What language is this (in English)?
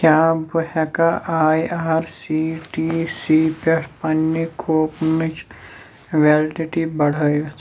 Kashmiri